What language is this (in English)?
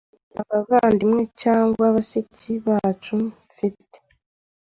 Kinyarwanda